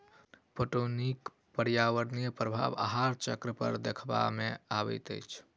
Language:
Maithili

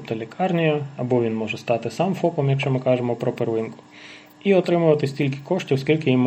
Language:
Ukrainian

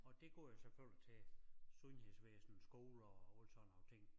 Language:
Danish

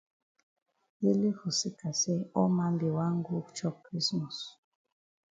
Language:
Cameroon Pidgin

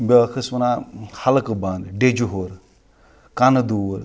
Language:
Kashmiri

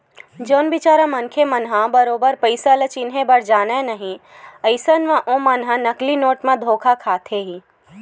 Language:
Chhattisgarhi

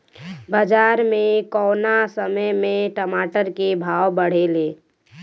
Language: Bhojpuri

